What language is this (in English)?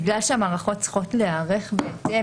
Hebrew